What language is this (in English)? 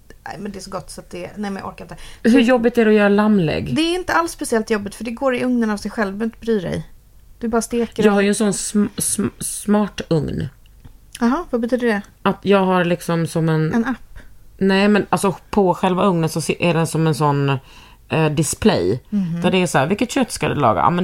Swedish